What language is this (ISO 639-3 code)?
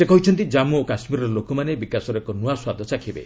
ori